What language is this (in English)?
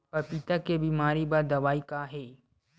Chhattisgarhi